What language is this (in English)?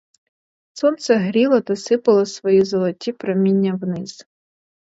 Ukrainian